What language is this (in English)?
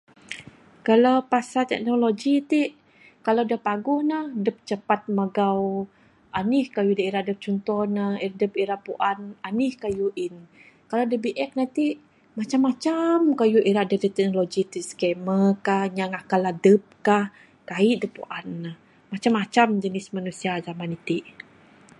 Bukar-Sadung Bidayuh